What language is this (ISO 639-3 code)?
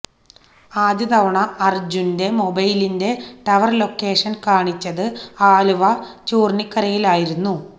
mal